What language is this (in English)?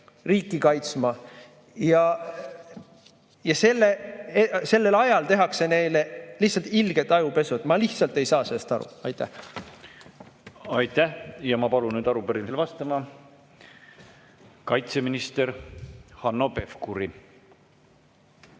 Estonian